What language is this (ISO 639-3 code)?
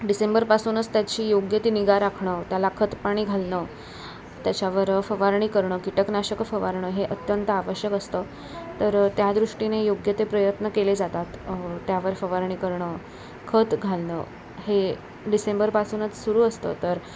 mar